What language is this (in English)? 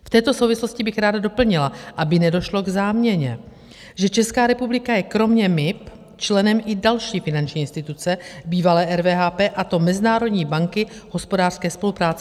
Czech